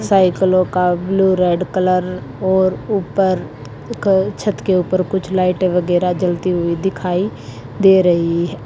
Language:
Hindi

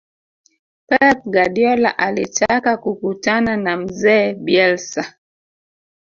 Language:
Swahili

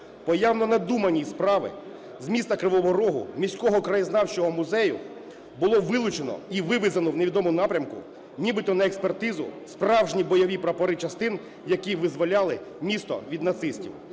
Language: Ukrainian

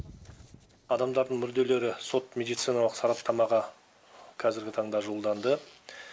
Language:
Kazakh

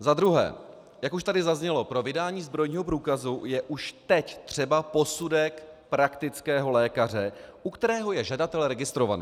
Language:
Czech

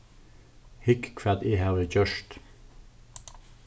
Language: Faroese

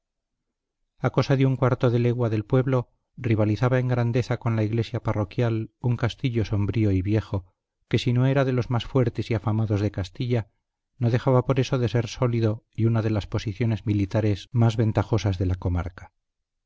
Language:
Spanish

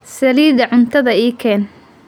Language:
Somali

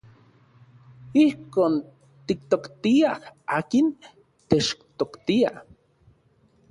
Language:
Central Puebla Nahuatl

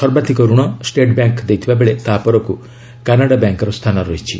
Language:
Odia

